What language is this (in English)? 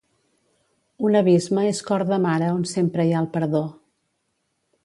Catalan